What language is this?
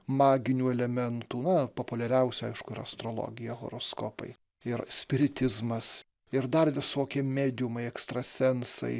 Lithuanian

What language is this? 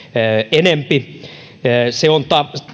Finnish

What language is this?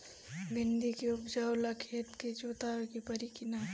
Bhojpuri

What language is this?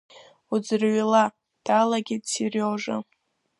Abkhazian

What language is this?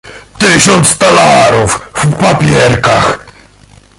Polish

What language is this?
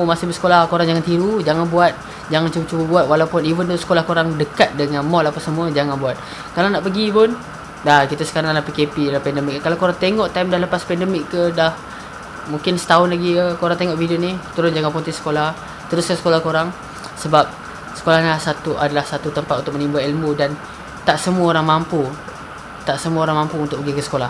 Malay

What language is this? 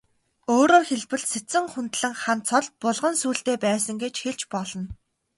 Mongolian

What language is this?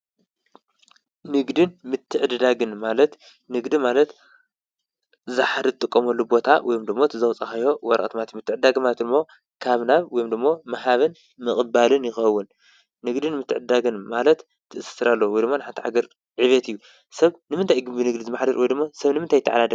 Tigrinya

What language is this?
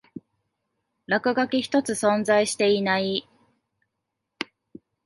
Japanese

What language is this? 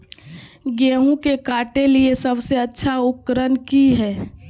Magahi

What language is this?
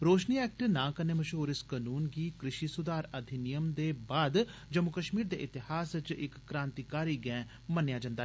Dogri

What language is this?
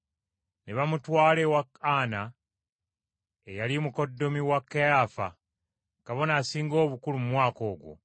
Ganda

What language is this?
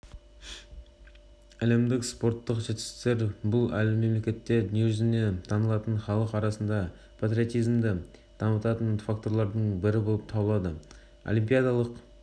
Kazakh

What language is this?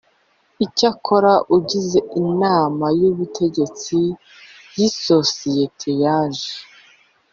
Kinyarwanda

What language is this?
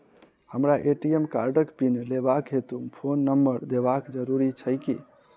Maithili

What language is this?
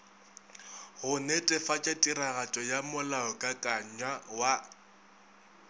Northern Sotho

